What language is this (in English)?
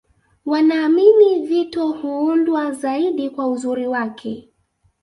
Swahili